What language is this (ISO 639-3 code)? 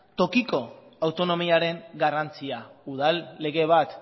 eus